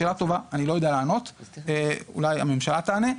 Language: Hebrew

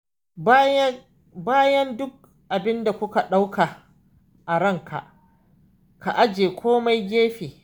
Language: Hausa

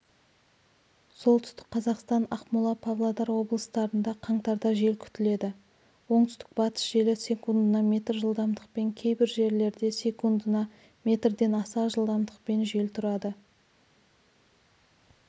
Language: Kazakh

